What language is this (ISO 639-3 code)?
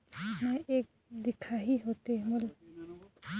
hne